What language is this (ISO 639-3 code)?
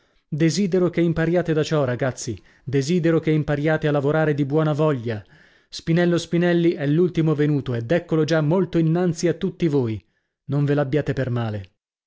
ita